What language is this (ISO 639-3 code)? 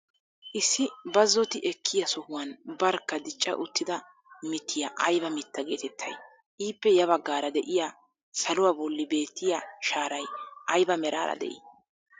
wal